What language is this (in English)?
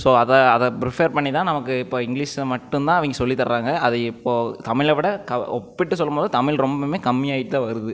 Tamil